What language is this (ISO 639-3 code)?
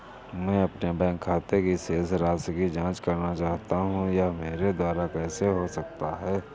hin